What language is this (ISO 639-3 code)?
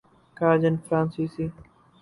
urd